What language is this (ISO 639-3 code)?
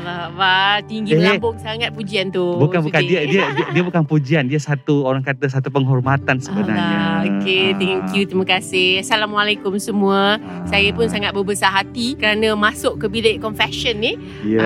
msa